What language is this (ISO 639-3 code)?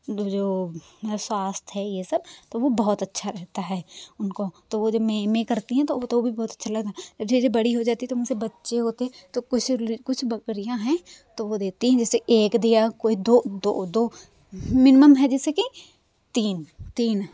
hin